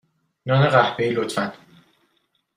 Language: Persian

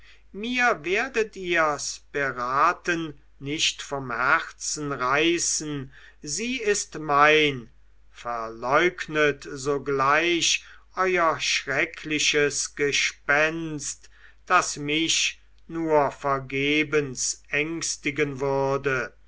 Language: German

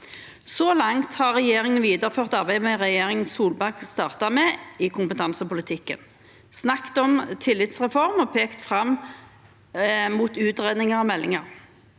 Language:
Norwegian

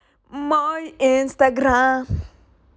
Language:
Russian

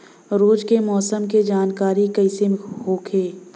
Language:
Bhojpuri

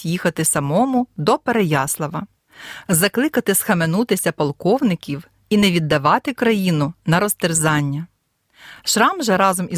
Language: Ukrainian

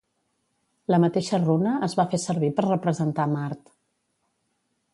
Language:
Catalan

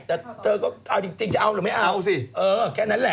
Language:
Thai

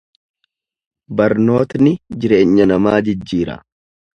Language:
Oromo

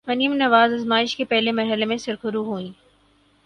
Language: Urdu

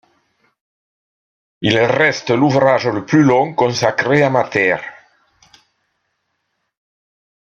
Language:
French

